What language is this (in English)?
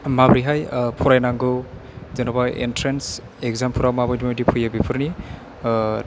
Bodo